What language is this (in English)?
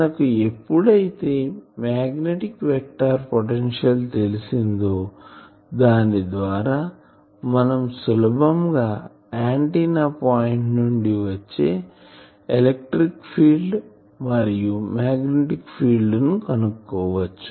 Telugu